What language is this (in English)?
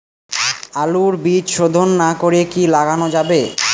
Bangla